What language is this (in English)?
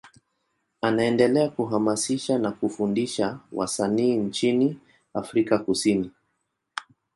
Swahili